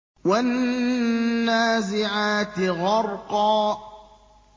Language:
Arabic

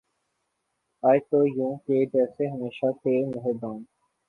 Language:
Urdu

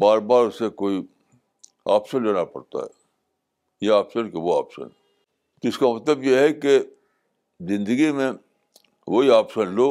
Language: Urdu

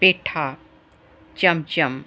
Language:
Punjabi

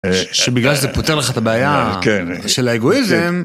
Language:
Hebrew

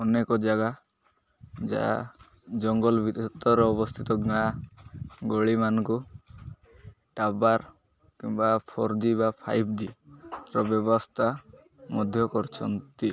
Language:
Odia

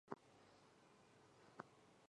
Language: Chinese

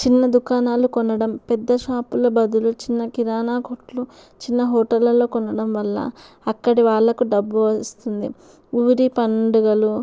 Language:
Telugu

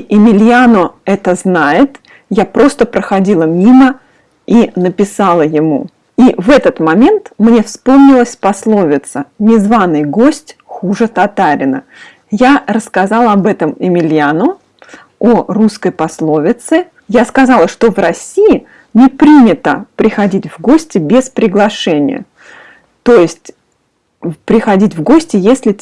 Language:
Russian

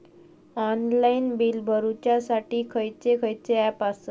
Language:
Marathi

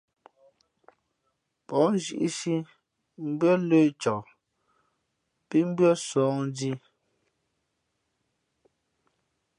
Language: Fe'fe'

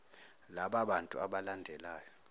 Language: Zulu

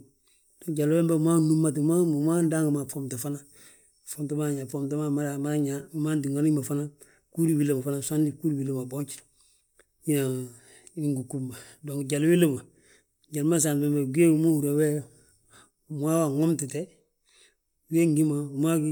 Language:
Balanta-Ganja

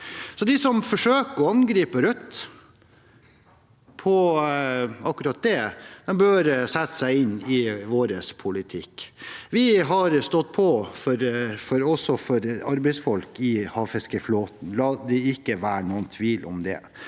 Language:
Norwegian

